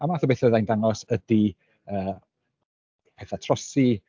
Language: Welsh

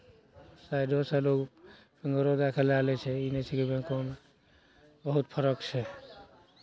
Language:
Maithili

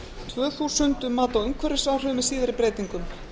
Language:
Icelandic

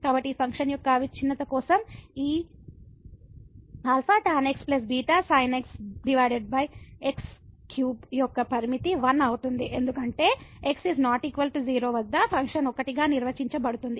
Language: Telugu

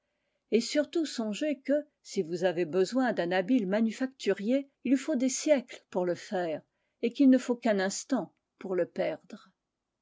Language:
French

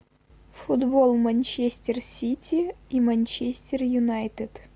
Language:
Russian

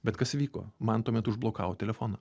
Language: Lithuanian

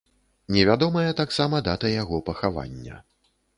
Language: Belarusian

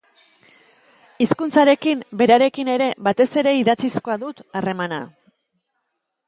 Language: Basque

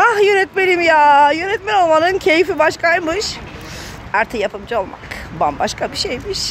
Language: Turkish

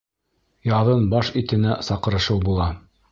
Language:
Bashkir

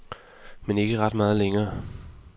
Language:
Danish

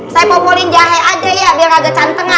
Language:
Indonesian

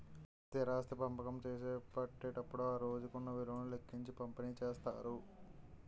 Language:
Telugu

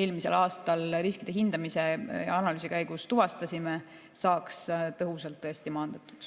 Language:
Estonian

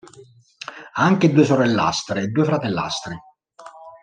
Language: Italian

